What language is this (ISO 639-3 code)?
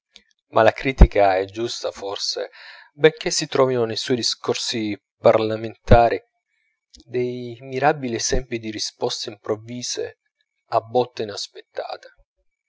ita